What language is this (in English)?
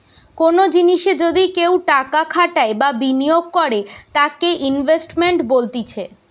Bangla